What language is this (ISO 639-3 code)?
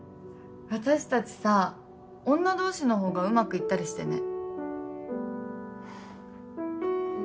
jpn